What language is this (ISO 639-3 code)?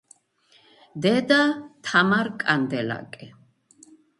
kat